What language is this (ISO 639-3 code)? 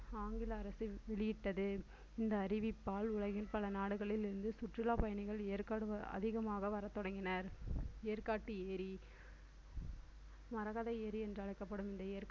tam